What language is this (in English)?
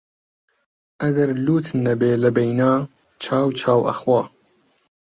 Central Kurdish